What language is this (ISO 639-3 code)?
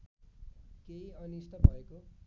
nep